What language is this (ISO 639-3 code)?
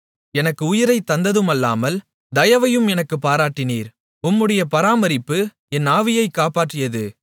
tam